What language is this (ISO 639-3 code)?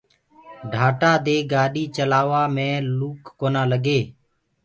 ggg